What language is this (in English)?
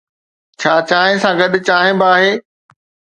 Sindhi